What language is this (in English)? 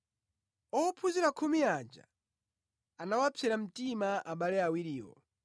Nyanja